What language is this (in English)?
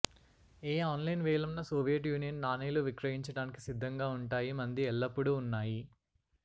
Telugu